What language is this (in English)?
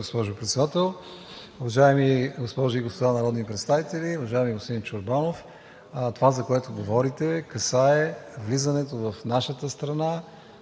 Bulgarian